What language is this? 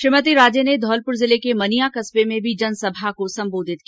Hindi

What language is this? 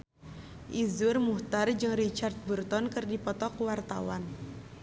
Sundanese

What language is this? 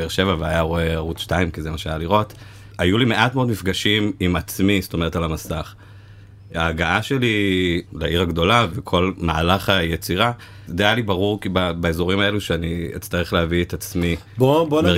Hebrew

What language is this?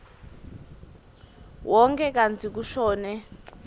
Swati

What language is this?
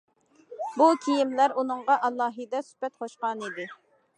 Uyghur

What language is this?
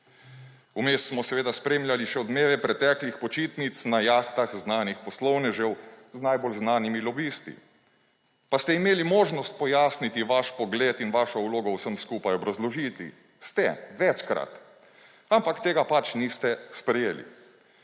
Slovenian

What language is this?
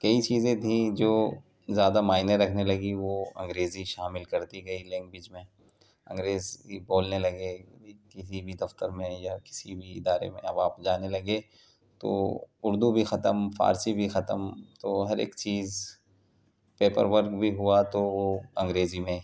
Urdu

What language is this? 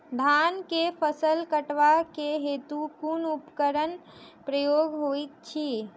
Maithili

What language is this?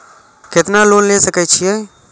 Maithili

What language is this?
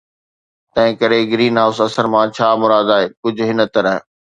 Sindhi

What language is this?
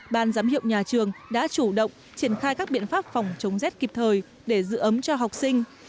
Vietnamese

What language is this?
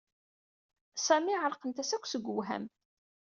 Kabyle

